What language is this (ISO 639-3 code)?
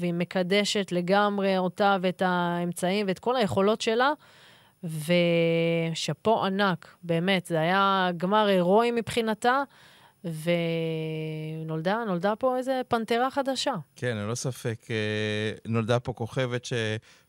heb